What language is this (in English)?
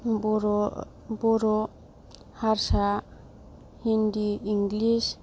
Bodo